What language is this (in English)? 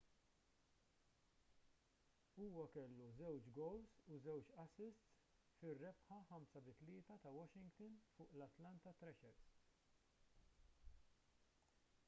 Maltese